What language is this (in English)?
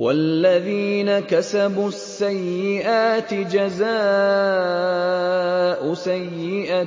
Arabic